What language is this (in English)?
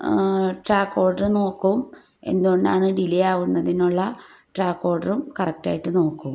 Malayalam